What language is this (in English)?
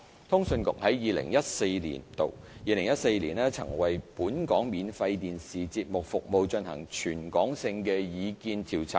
Cantonese